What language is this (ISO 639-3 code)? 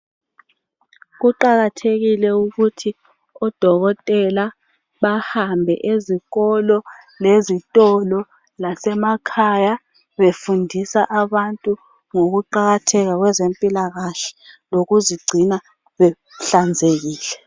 nde